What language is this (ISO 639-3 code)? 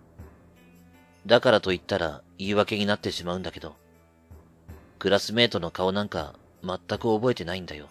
jpn